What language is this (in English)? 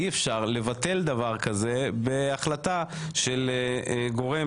Hebrew